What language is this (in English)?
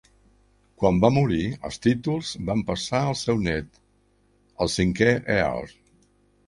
Catalan